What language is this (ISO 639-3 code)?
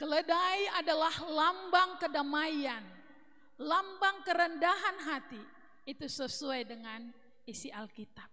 ind